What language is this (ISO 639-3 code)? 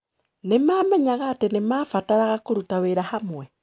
kik